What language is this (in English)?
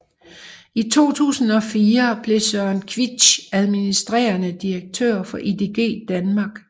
Danish